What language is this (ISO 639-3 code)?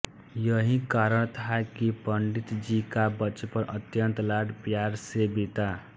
hin